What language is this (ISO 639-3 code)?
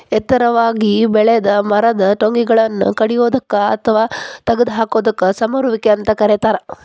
kan